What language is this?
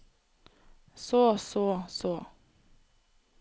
Norwegian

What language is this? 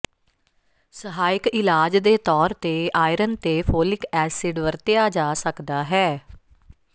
Punjabi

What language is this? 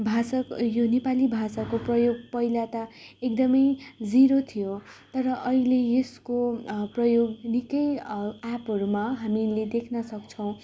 Nepali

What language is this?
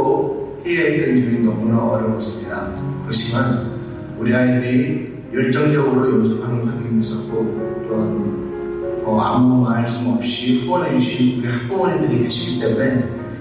Korean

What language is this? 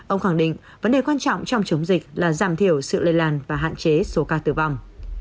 Vietnamese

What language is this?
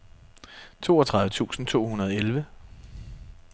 Danish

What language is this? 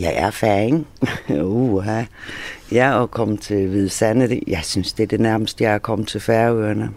Danish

